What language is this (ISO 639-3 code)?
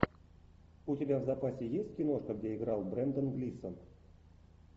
rus